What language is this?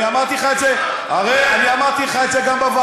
Hebrew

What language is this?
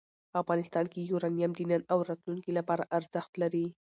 Pashto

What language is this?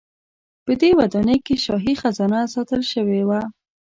Pashto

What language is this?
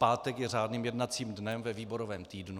Czech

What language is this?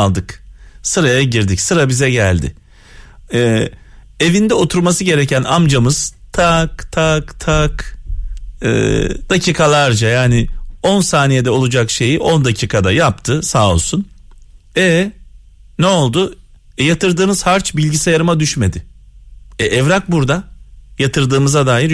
Turkish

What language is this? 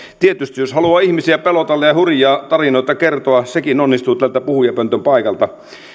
Finnish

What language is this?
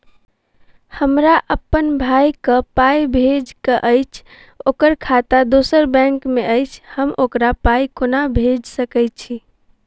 Maithili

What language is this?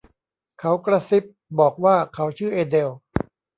Thai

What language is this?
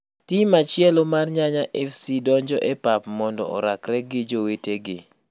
Luo (Kenya and Tanzania)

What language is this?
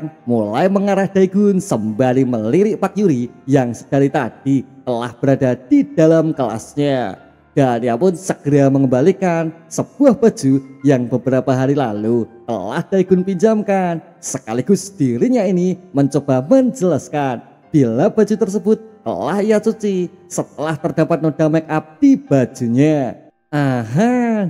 Indonesian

